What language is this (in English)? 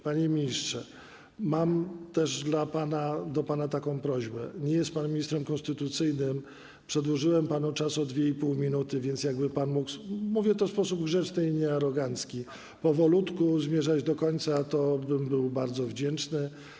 Polish